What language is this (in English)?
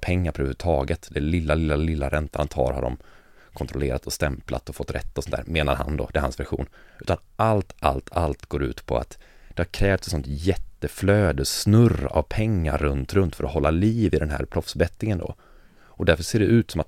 Swedish